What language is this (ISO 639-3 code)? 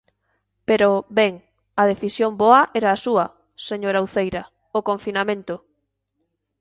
glg